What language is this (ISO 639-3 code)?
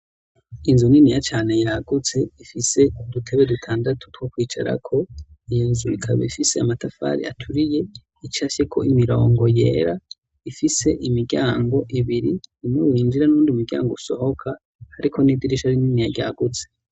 run